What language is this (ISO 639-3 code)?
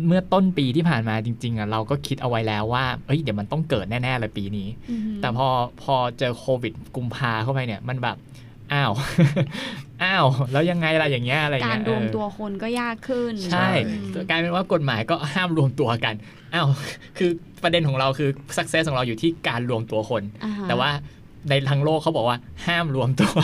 tha